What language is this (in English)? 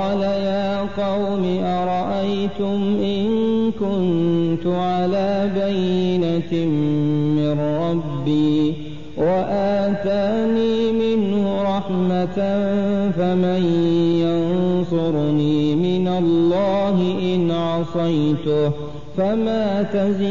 Arabic